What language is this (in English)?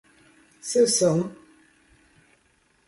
Portuguese